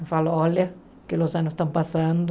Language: Portuguese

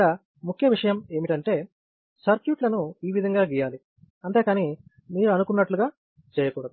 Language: Telugu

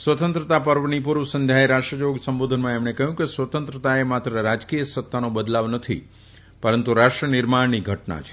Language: Gujarati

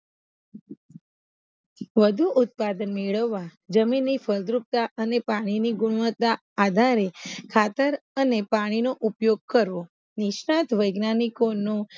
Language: Gujarati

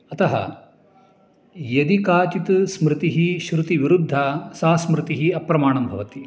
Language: Sanskrit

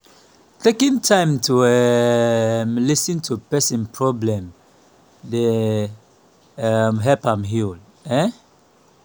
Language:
Nigerian Pidgin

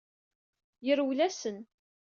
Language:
Kabyle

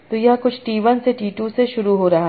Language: Hindi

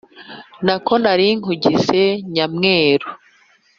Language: Kinyarwanda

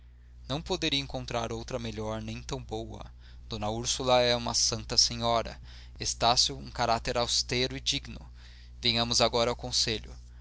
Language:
Portuguese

